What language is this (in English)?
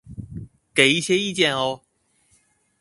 Chinese